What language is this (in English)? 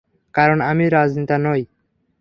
Bangla